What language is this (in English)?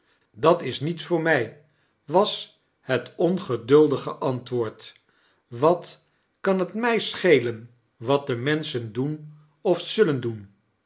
Dutch